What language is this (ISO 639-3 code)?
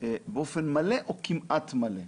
heb